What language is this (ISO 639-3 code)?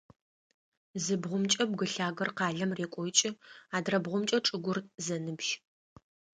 ady